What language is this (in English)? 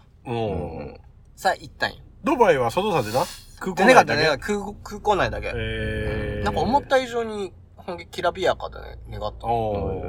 Japanese